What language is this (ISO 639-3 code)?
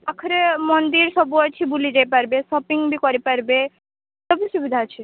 ori